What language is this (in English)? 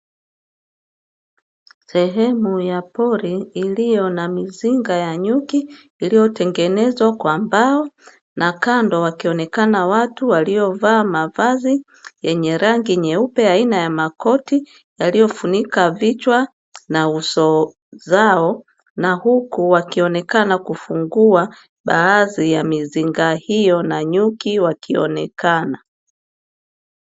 Swahili